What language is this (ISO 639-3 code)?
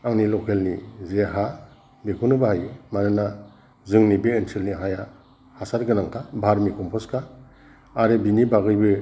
brx